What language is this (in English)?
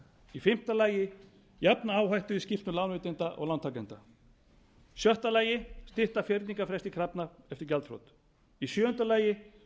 Icelandic